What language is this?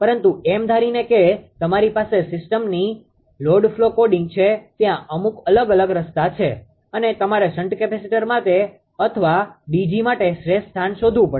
Gujarati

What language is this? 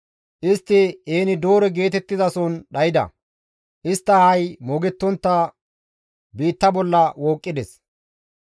Gamo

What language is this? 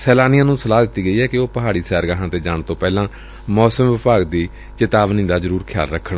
Punjabi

